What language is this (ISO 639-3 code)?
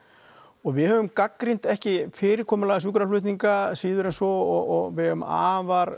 isl